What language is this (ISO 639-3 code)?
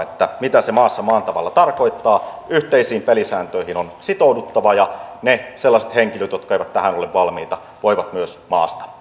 fin